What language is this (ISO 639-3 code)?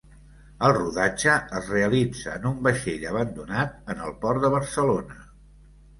cat